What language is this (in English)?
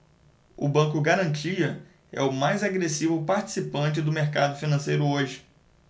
Portuguese